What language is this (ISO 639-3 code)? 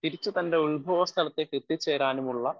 mal